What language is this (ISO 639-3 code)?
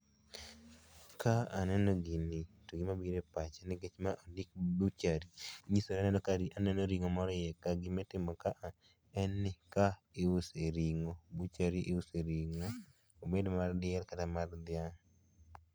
luo